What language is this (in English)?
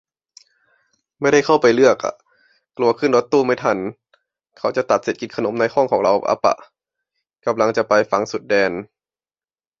Thai